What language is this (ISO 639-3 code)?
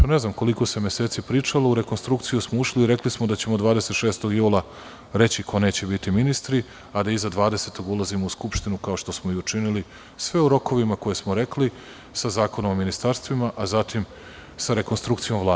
srp